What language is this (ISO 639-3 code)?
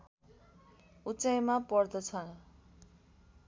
nep